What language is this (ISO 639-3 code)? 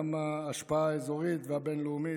heb